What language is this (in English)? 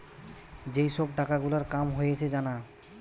Bangla